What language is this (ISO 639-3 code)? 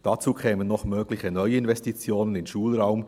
gsw